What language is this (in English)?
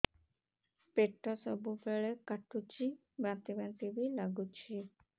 Odia